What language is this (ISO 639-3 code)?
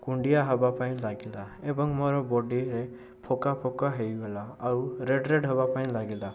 ori